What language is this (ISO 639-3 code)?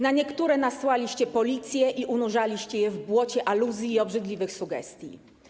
pol